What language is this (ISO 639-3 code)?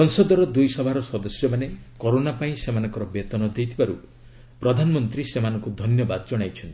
ori